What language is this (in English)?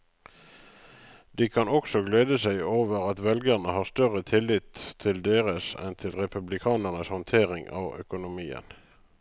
Norwegian